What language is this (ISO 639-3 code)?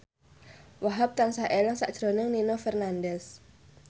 jav